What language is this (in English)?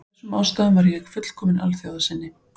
Icelandic